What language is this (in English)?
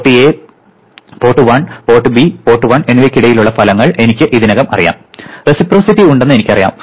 Malayalam